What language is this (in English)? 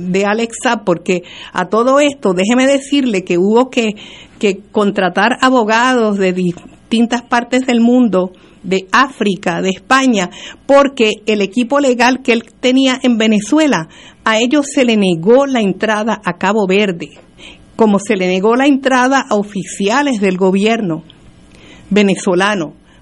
Spanish